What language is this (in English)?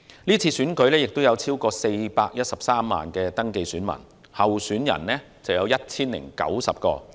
Cantonese